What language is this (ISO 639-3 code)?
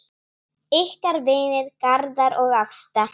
isl